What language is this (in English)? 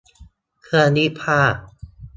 Thai